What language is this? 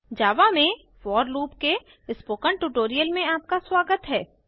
Hindi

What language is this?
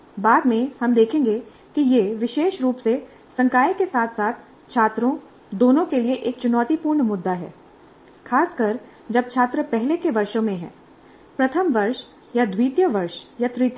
Hindi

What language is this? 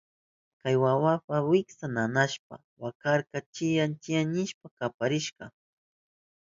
Southern Pastaza Quechua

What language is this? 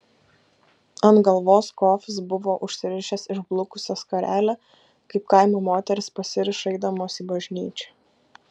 Lithuanian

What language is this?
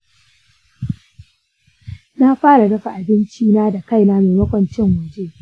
Hausa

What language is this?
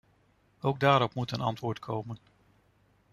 Dutch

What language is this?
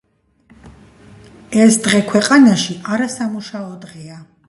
Georgian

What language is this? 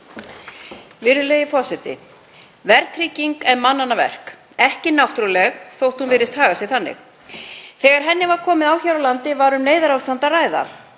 Icelandic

